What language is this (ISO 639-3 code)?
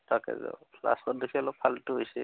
asm